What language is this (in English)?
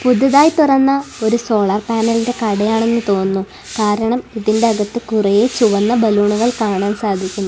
Malayalam